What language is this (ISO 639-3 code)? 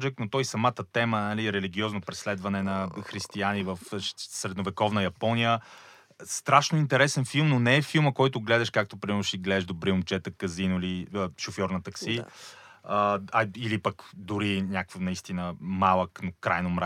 bul